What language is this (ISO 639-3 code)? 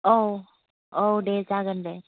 brx